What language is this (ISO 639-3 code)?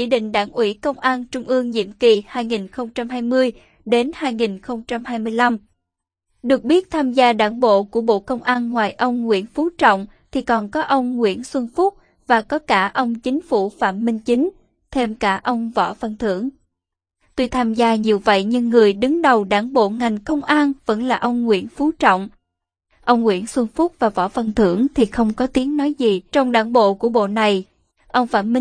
vie